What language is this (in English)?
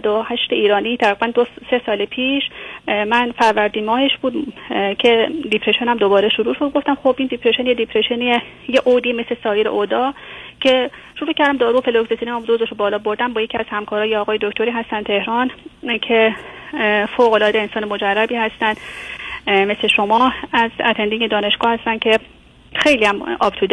Persian